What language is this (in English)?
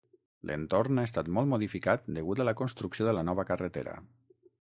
Catalan